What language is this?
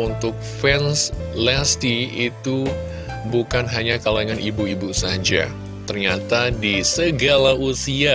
Indonesian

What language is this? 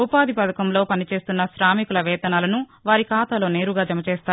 Telugu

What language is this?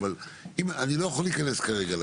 Hebrew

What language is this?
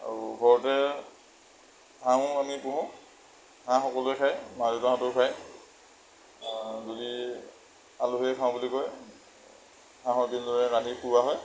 Assamese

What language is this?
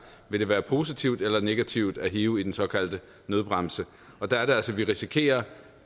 Danish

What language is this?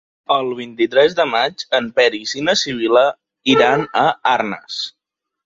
Catalan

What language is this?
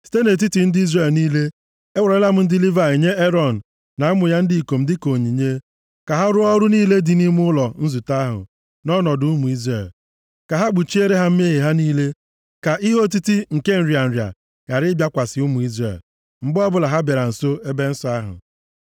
Igbo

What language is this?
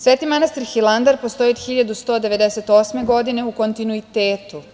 Serbian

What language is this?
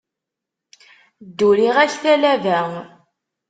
Kabyle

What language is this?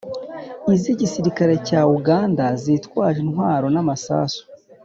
Kinyarwanda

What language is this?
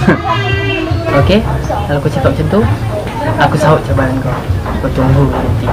Malay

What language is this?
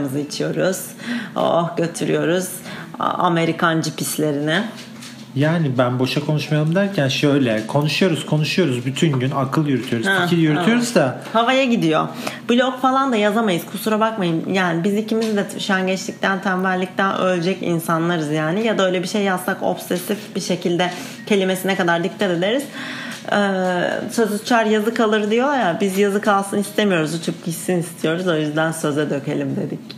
Turkish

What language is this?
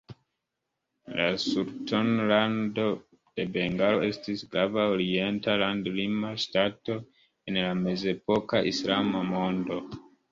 Esperanto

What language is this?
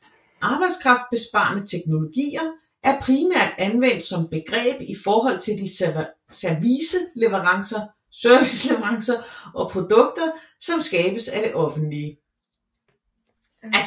Danish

